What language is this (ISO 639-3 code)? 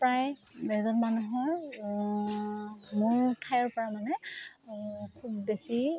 asm